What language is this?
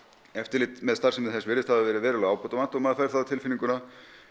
Icelandic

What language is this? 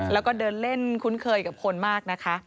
Thai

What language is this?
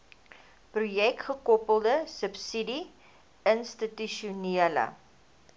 Afrikaans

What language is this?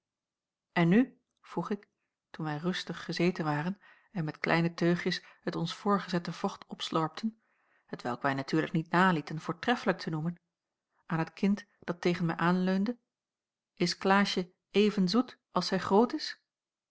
Dutch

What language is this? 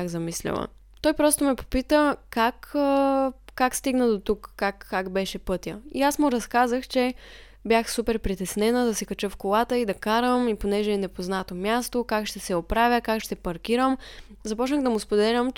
Bulgarian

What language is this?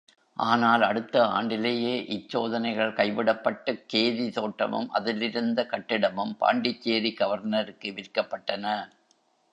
Tamil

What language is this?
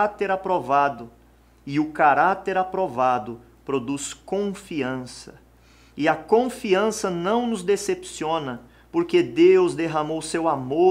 Portuguese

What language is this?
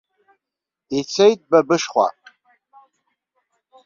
Abkhazian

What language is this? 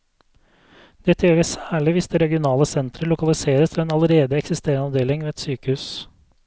Norwegian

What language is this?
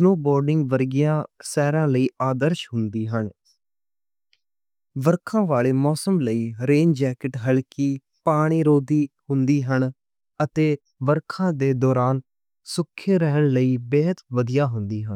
Western Panjabi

